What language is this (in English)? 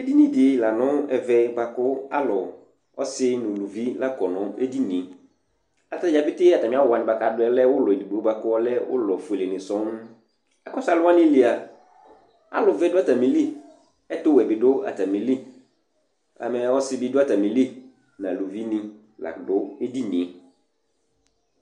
Ikposo